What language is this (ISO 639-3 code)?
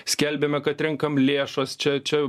lit